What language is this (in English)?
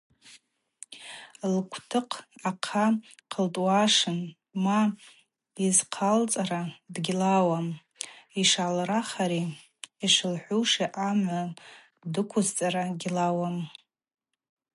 Abaza